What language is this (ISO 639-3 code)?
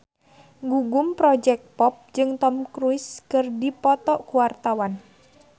sun